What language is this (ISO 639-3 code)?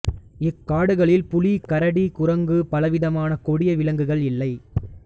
tam